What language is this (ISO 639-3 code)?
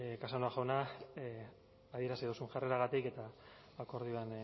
eus